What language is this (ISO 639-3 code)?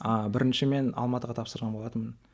kaz